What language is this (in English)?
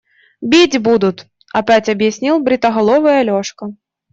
Russian